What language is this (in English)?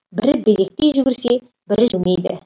Kazakh